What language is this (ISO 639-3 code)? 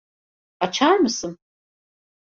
tur